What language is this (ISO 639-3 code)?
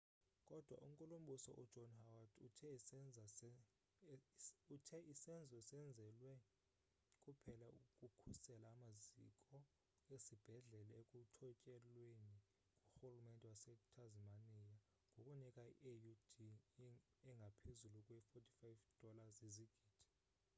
xho